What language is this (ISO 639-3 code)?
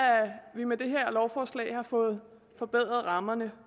dan